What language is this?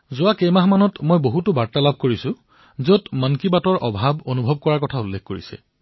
Assamese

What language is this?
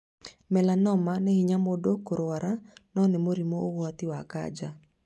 Kikuyu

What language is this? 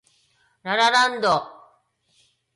Japanese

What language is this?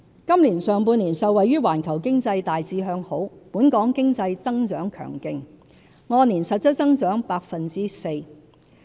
Cantonese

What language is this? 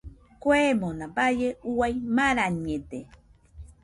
Nüpode Huitoto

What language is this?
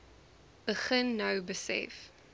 Afrikaans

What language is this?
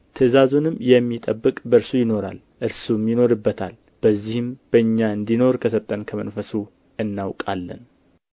Amharic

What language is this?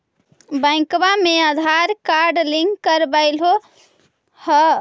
Magahi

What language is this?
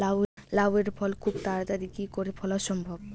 Bangla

